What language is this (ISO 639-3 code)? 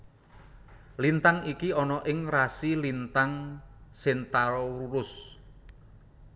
jav